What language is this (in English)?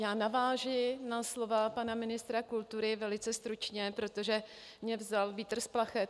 Czech